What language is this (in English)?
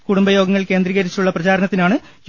Malayalam